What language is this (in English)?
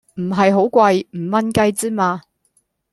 Cantonese